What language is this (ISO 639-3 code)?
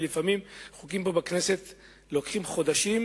heb